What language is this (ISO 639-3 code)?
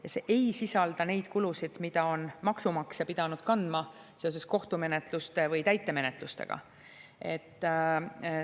est